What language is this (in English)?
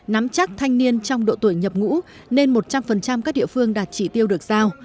Vietnamese